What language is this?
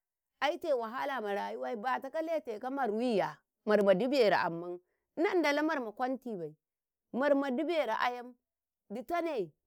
Karekare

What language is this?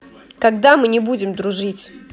Russian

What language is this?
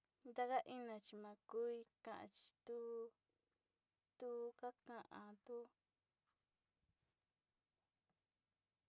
Sinicahua Mixtec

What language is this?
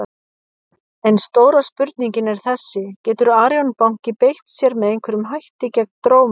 Icelandic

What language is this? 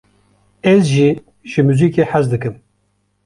Kurdish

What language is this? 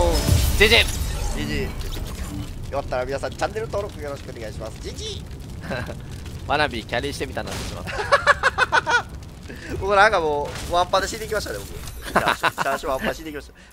Japanese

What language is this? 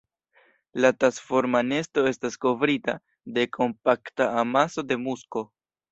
Esperanto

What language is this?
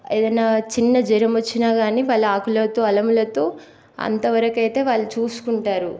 Telugu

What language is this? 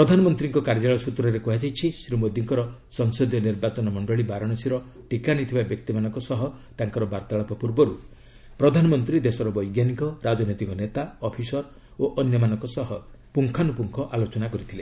Odia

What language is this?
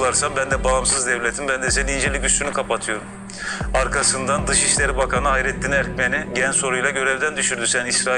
Turkish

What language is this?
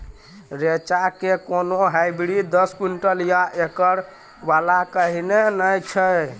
Maithili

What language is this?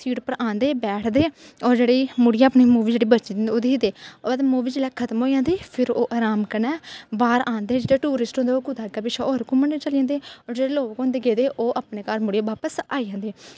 Dogri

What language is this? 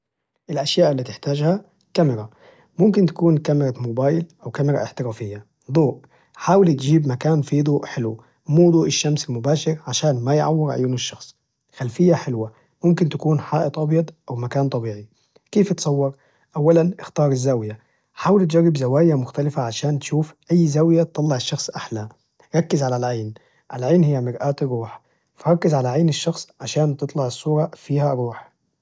Najdi Arabic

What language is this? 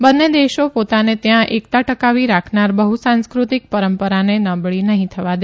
Gujarati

